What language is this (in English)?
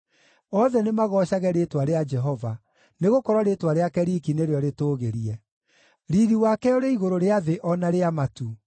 Kikuyu